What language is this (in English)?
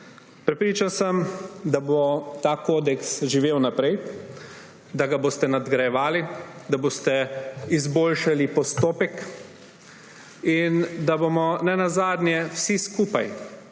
Slovenian